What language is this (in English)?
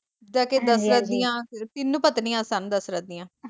Punjabi